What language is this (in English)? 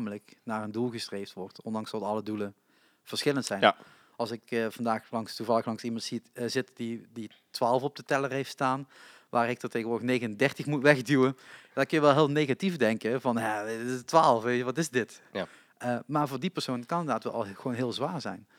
Dutch